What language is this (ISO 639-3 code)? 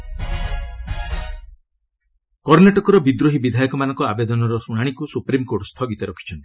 ori